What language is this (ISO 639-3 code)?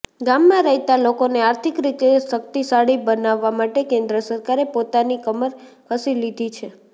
guj